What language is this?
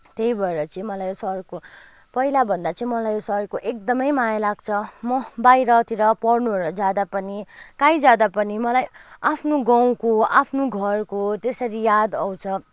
Nepali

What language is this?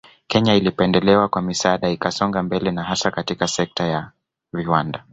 Swahili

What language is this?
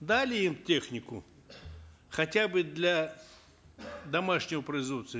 Kazakh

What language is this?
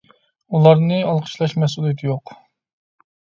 Uyghur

